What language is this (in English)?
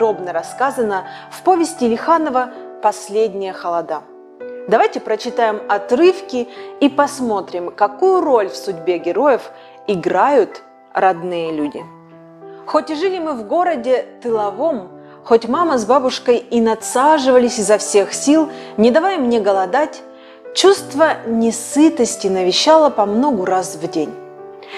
Russian